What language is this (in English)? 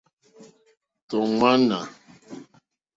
Mokpwe